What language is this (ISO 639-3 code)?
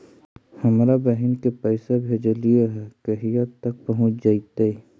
mag